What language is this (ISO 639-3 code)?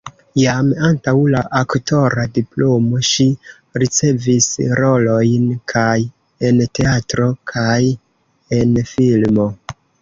epo